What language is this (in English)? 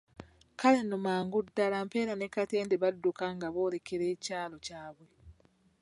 Ganda